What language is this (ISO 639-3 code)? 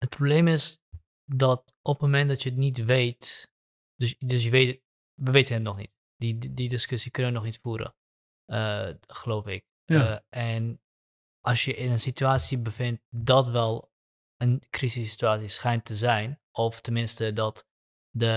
nld